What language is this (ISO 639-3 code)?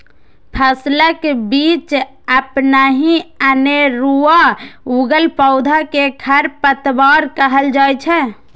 mai